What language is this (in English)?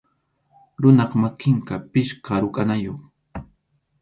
Arequipa-La Unión Quechua